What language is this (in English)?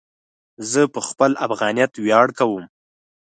Pashto